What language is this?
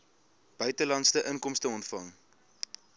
Afrikaans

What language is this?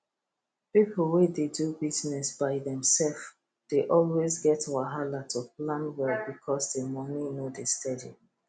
Nigerian Pidgin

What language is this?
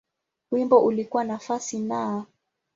Swahili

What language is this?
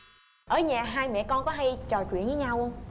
Vietnamese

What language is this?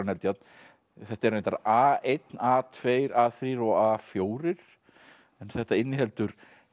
Icelandic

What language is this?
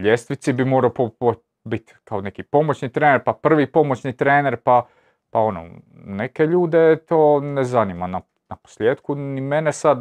Croatian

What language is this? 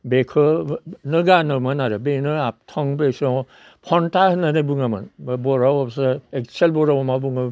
Bodo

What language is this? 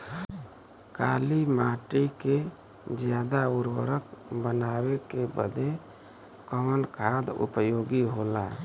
Bhojpuri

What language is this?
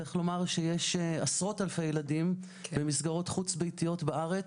Hebrew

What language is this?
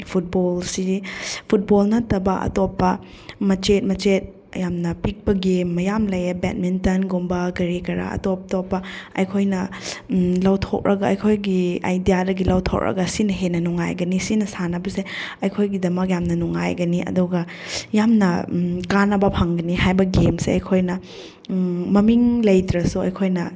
Manipuri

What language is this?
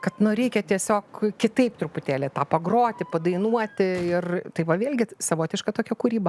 Lithuanian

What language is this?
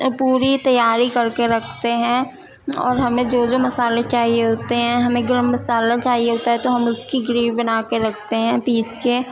Urdu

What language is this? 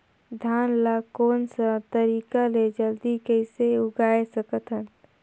Chhattisgarhi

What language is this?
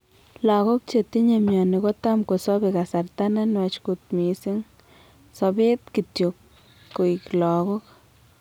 Kalenjin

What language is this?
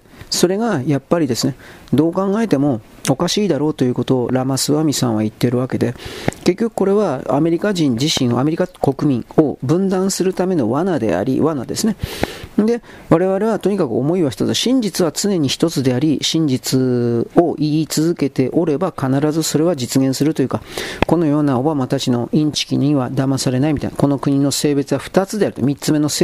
Japanese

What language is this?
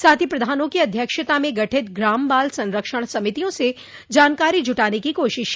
Hindi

